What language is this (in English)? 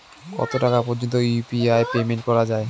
Bangla